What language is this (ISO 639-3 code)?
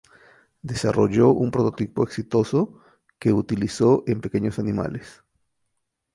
spa